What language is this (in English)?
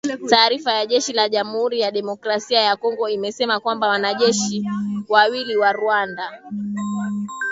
Swahili